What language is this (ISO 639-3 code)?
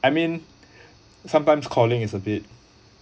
eng